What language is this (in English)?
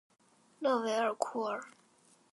Chinese